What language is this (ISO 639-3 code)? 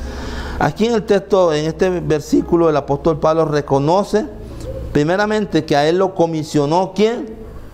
spa